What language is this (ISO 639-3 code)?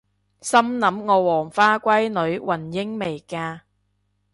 yue